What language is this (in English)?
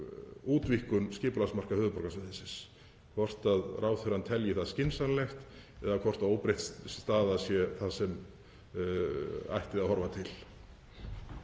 Icelandic